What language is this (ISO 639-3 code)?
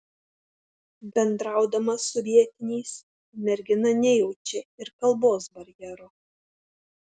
lit